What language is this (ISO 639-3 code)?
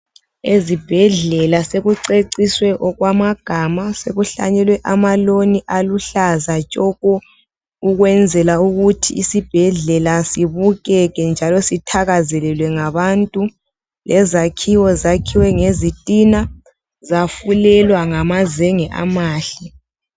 nde